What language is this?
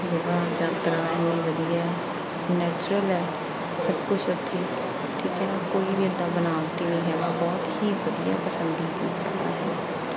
Punjabi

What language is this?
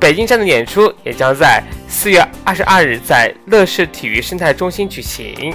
Chinese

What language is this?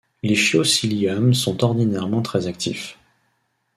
French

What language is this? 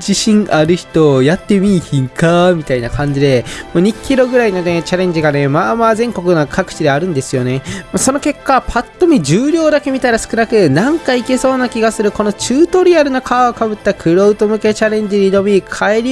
Japanese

